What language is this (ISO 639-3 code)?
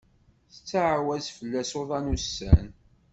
kab